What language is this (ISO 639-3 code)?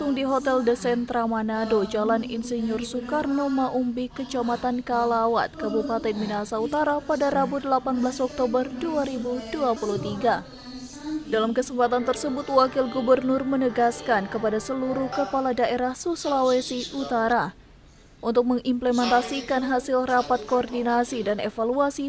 ind